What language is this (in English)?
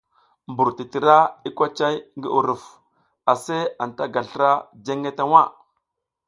South Giziga